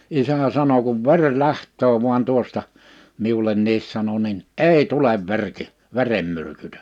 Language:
Finnish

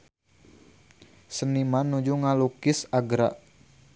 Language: Sundanese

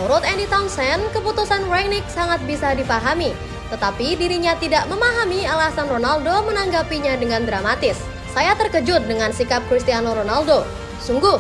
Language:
Indonesian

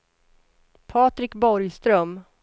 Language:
Swedish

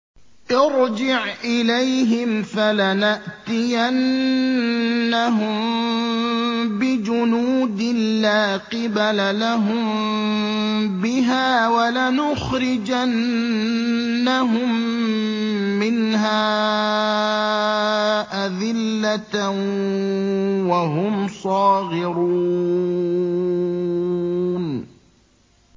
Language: Arabic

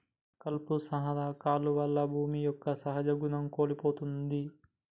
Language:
Telugu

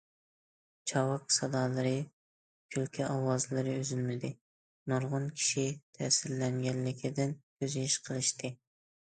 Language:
Uyghur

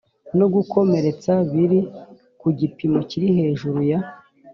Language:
Kinyarwanda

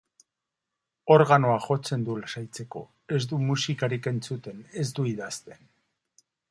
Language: Basque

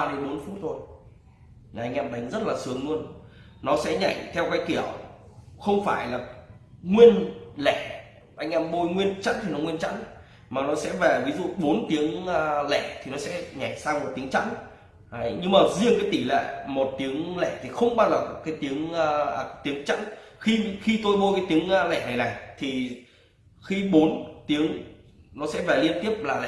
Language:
Vietnamese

